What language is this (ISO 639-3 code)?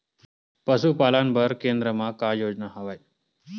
hne